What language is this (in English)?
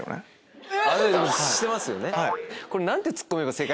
Japanese